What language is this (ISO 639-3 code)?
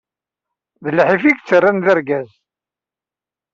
kab